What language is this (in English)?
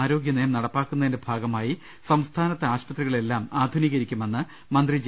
Malayalam